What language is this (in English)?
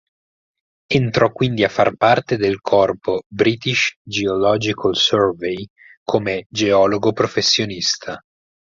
Italian